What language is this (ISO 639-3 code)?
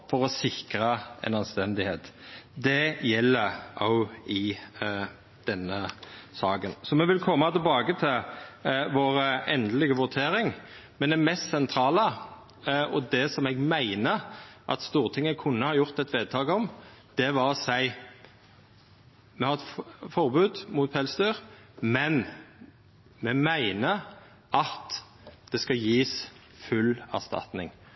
nno